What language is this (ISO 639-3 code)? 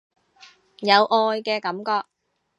yue